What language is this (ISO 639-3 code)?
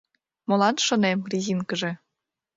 chm